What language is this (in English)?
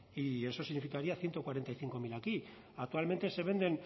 Spanish